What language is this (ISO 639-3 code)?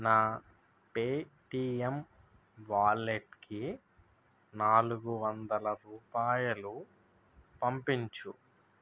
tel